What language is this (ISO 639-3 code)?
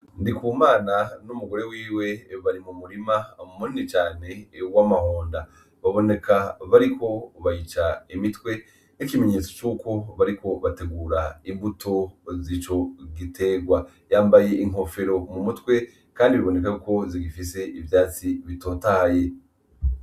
run